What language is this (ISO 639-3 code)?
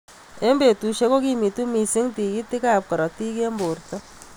kln